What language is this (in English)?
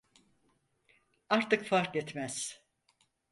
Turkish